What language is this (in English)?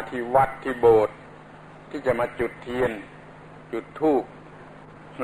Thai